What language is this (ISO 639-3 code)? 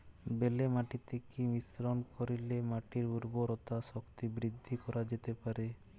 ben